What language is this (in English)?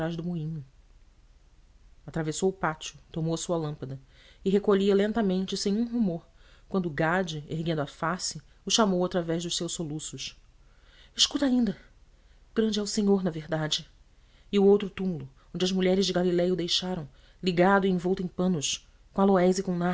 Portuguese